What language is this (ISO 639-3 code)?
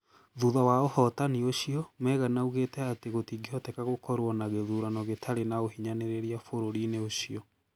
kik